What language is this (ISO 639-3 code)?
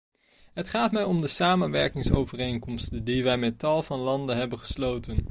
nld